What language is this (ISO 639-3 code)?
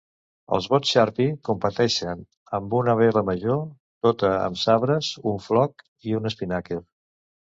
cat